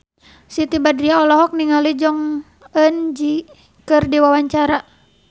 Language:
Sundanese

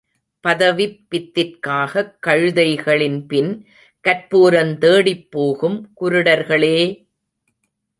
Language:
Tamil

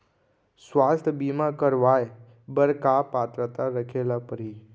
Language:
Chhattisgarhi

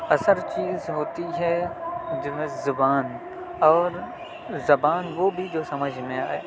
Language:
Urdu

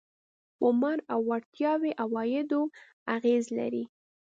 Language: Pashto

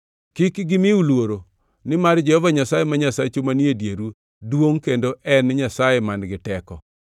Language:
Luo (Kenya and Tanzania)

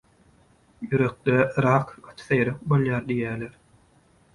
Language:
Turkmen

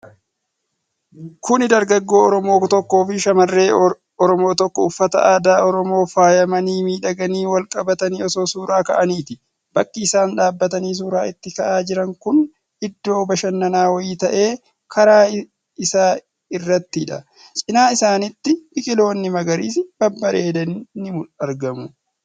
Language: Oromo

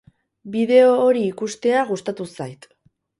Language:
Basque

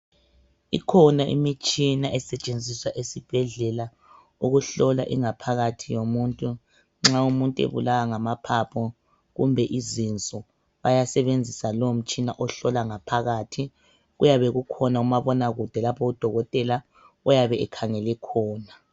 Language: North Ndebele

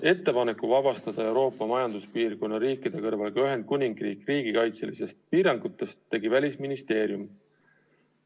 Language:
Estonian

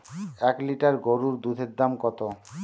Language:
Bangla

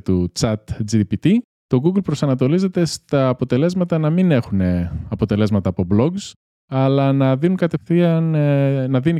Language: Greek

